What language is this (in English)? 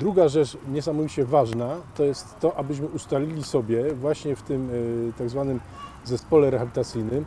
Polish